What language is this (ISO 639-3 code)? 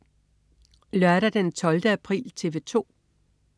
dan